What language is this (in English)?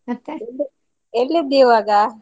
Kannada